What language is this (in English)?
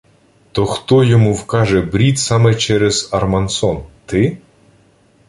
Ukrainian